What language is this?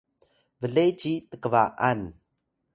Atayal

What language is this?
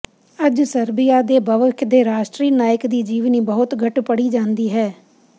Punjabi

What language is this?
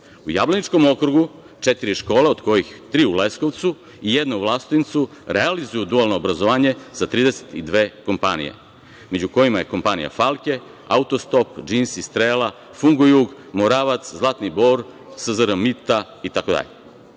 Serbian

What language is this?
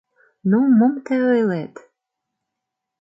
Mari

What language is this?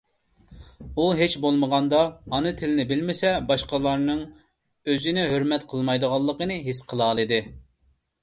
Uyghur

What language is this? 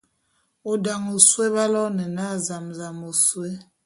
Bulu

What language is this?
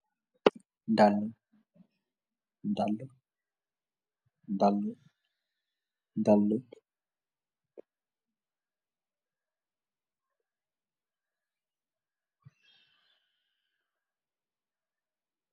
Wolof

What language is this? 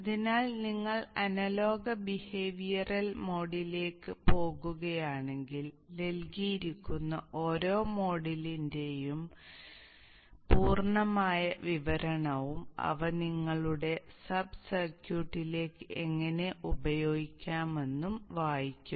Malayalam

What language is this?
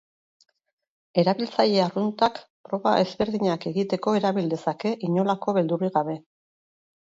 Basque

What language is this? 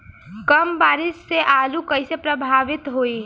Bhojpuri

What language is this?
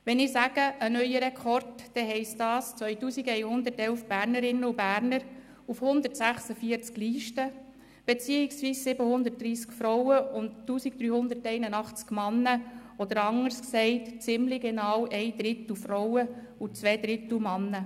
Swiss German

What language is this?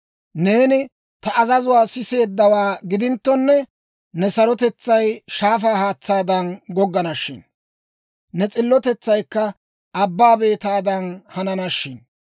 Dawro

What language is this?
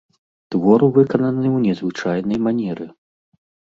Belarusian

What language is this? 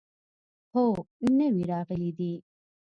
Pashto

